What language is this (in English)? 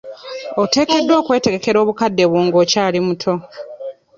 Ganda